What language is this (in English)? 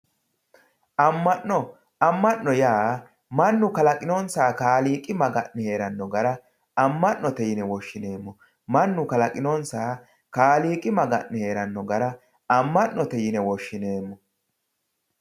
Sidamo